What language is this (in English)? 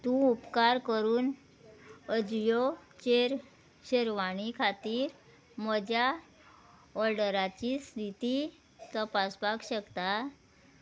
Konkani